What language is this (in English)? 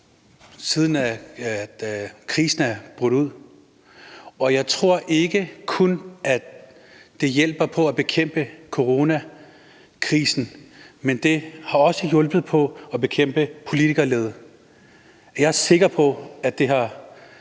Danish